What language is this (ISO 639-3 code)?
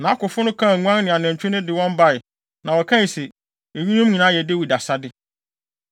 aka